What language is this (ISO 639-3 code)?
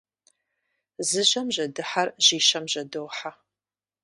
kbd